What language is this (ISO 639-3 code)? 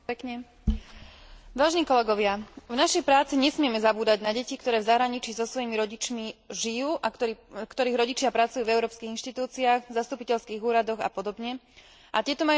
slk